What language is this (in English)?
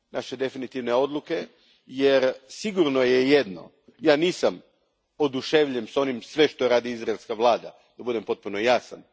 Croatian